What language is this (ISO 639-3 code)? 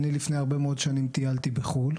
heb